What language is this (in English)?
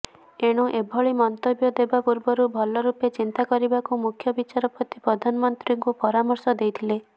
Odia